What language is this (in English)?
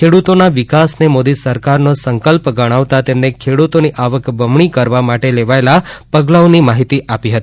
Gujarati